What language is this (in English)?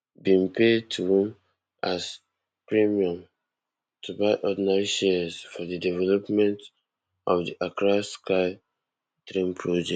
Nigerian Pidgin